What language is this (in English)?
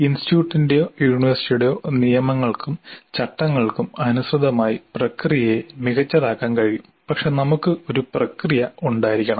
Malayalam